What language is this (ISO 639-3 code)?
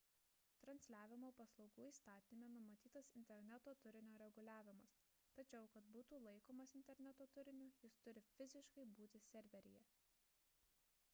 lit